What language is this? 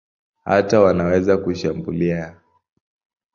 Swahili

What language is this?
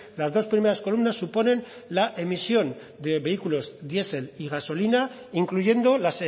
Spanish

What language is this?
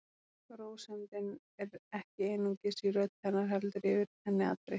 Icelandic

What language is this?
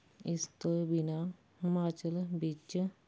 Punjabi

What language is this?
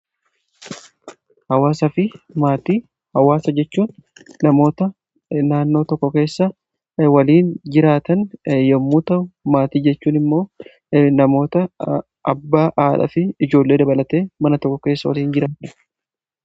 Oromo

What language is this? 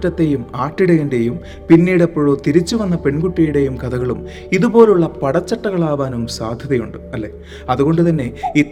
Malayalam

